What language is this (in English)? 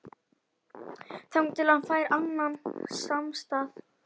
Icelandic